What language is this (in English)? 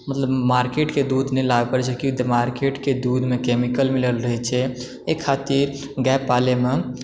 Maithili